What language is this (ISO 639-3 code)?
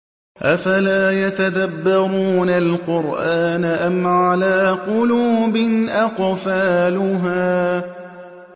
ara